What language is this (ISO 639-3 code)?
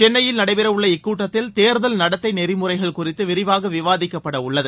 tam